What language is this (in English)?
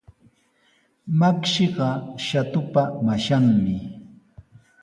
Sihuas Ancash Quechua